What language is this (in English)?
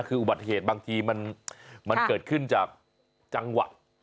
Thai